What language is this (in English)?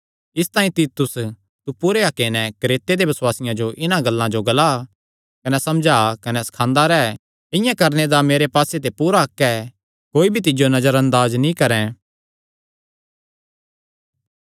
Kangri